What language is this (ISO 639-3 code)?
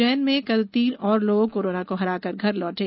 hin